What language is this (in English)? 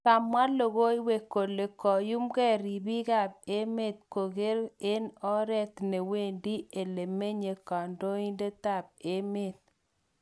Kalenjin